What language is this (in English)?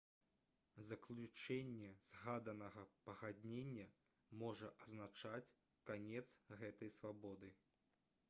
Belarusian